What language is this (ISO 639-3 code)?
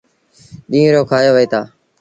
sbn